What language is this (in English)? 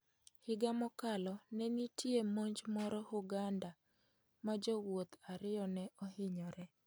Luo (Kenya and Tanzania)